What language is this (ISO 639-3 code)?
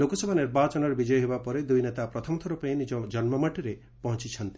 ori